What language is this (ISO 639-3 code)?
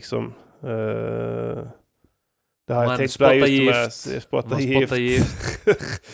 swe